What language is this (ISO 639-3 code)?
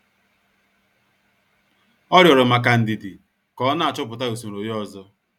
ibo